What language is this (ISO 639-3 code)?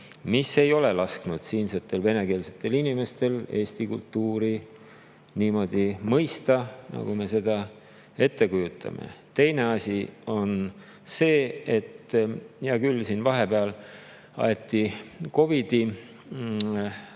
est